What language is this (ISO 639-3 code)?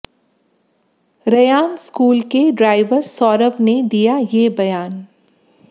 hin